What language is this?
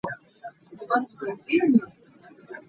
Hakha Chin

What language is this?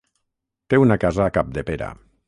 Catalan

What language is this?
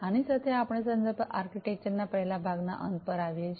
Gujarati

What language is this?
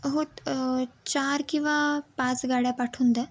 Marathi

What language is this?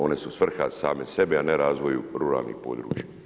Croatian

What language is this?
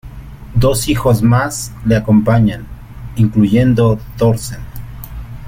Spanish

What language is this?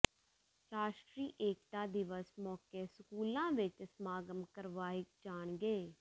Punjabi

